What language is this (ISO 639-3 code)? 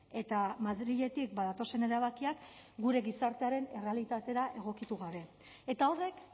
eus